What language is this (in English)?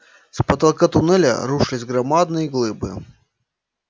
Russian